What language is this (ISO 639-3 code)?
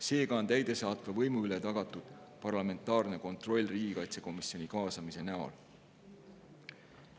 est